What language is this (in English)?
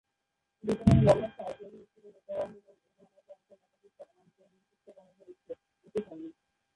Bangla